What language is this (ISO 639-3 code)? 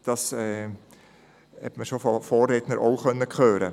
gsw